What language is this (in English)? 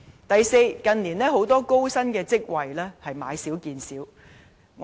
Cantonese